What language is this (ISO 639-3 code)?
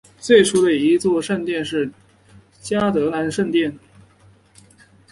zho